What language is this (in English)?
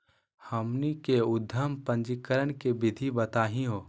Magahi